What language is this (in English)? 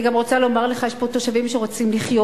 Hebrew